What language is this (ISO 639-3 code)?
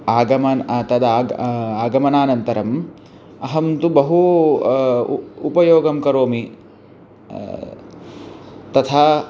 san